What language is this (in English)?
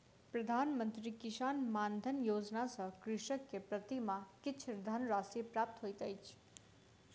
Maithili